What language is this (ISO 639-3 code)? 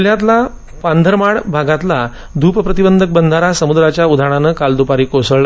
mar